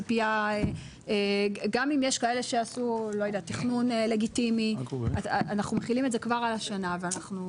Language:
Hebrew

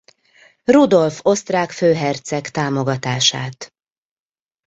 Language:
Hungarian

